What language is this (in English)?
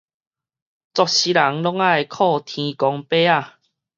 Min Nan Chinese